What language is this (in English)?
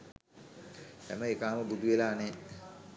Sinhala